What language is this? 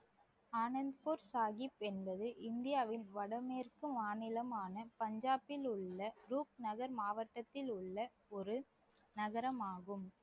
Tamil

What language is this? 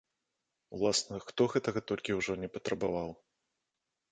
Belarusian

